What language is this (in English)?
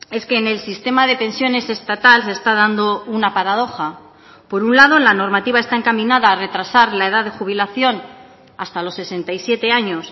Spanish